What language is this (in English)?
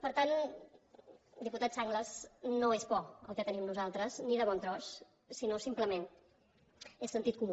Catalan